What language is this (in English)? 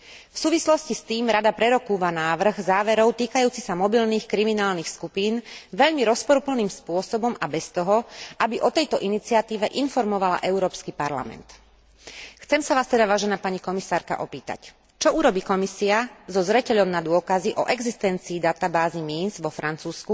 Slovak